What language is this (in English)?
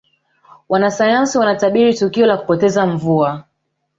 Swahili